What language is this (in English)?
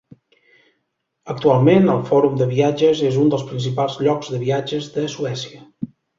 Catalan